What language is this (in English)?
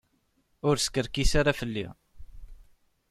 Kabyle